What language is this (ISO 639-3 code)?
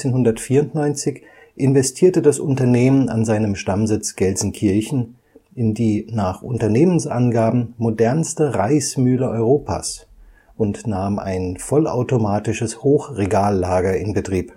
deu